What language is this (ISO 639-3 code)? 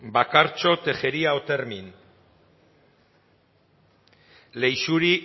eus